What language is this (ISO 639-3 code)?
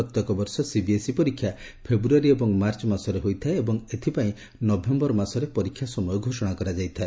ori